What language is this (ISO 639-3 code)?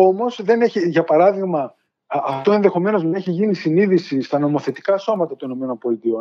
ell